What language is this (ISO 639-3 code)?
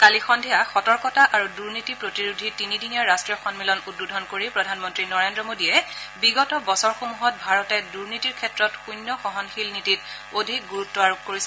asm